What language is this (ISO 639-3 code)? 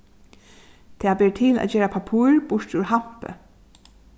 fao